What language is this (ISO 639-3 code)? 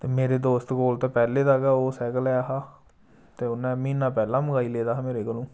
doi